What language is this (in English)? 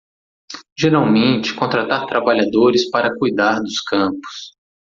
Portuguese